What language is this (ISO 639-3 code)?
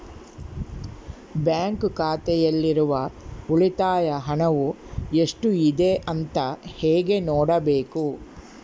kan